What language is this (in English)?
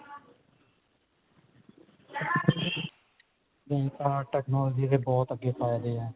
Punjabi